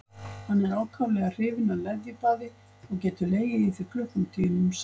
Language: Icelandic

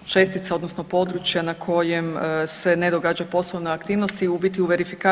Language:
Croatian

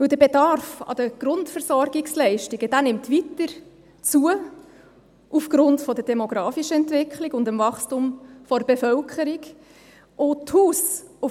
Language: Swiss German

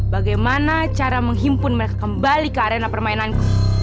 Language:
Indonesian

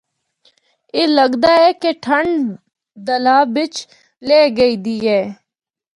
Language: Northern Hindko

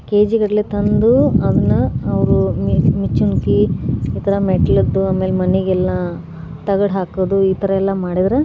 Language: Kannada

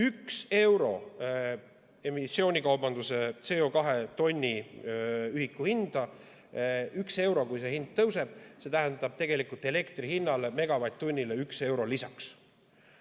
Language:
Estonian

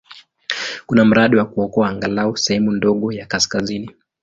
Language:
Swahili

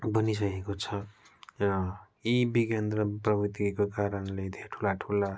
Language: Nepali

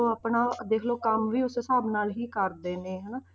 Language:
Punjabi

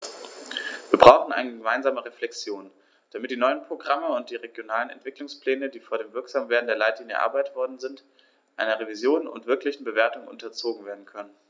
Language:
German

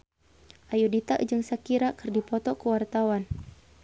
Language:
Sundanese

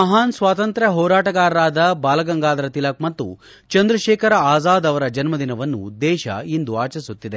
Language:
Kannada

